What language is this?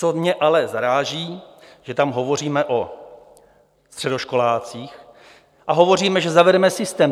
Czech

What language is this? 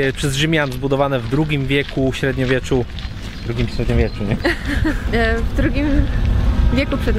Polish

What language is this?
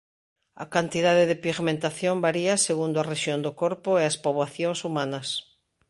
Galician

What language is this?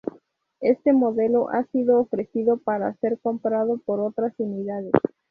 Spanish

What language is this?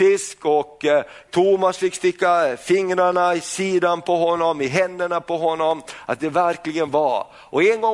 Swedish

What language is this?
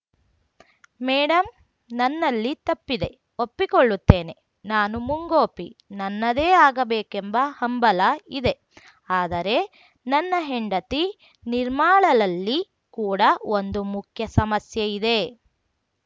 Kannada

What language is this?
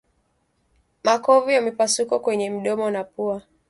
Swahili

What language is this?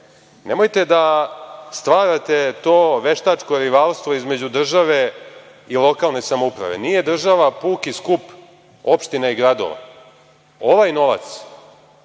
Serbian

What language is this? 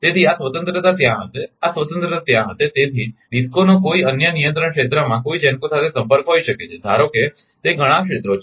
Gujarati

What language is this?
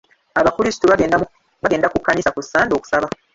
Ganda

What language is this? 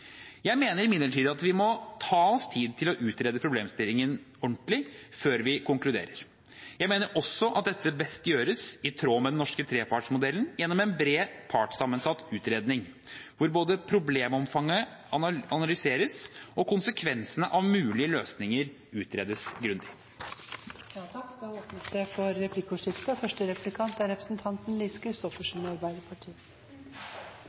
Norwegian Bokmål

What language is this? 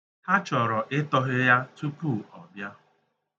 Igbo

